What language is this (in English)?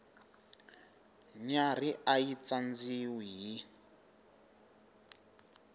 Tsonga